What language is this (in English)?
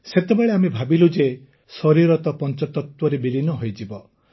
Odia